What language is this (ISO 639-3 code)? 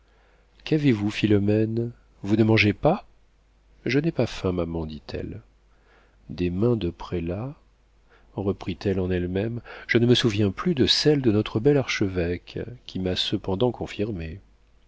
fra